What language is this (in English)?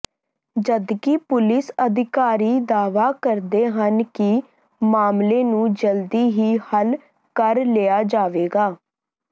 Punjabi